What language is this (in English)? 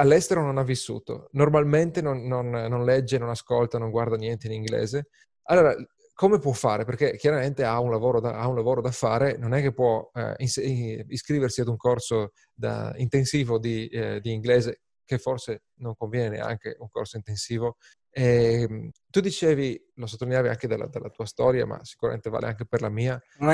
Italian